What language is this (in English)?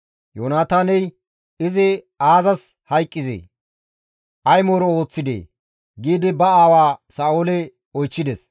Gamo